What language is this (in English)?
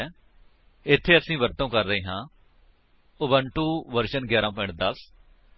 Punjabi